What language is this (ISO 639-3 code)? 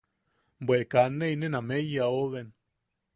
yaq